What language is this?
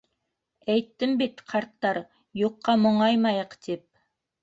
Bashkir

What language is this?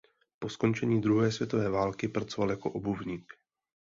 Czech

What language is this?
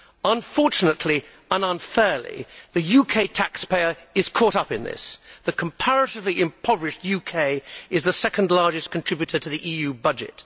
English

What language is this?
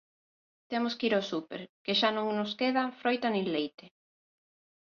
Galician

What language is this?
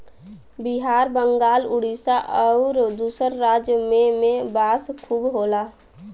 Bhojpuri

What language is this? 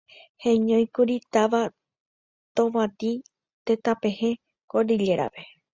Guarani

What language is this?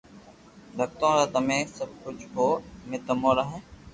Loarki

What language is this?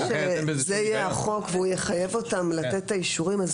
Hebrew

